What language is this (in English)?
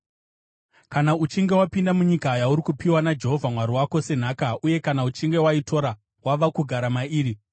Shona